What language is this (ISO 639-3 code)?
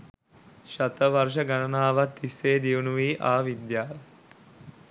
sin